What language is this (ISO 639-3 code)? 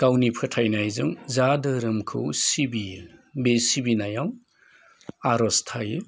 brx